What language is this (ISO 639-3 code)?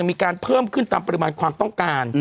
tha